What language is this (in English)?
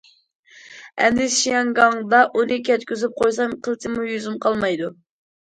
Uyghur